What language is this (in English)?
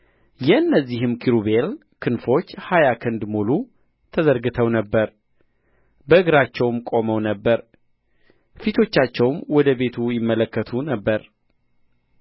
Amharic